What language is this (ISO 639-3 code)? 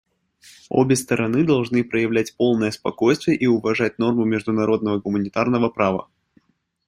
rus